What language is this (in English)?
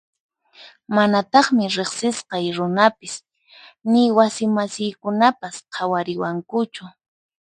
Puno Quechua